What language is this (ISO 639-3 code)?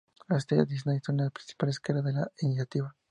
spa